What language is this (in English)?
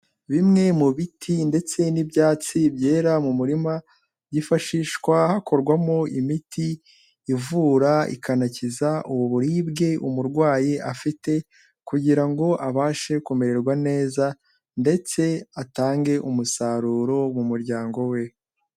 Kinyarwanda